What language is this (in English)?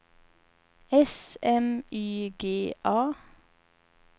Swedish